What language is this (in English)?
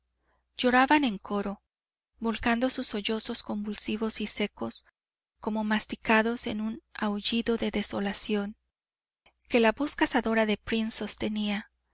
Spanish